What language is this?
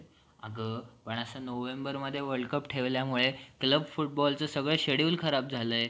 Marathi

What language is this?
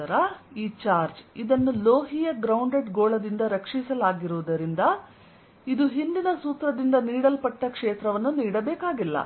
Kannada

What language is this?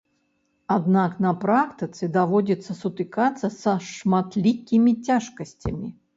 Belarusian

